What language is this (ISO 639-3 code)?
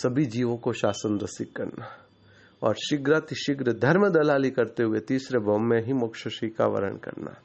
hin